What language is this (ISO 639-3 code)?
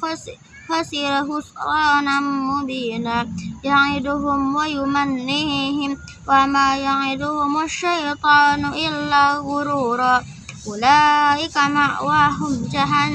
ind